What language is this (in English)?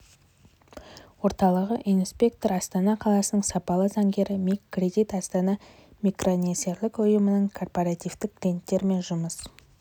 Kazakh